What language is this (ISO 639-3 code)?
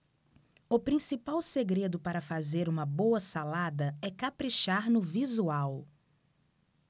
por